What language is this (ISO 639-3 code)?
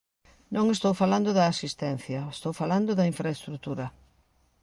glg